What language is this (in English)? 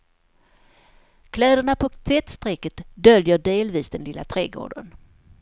Swedish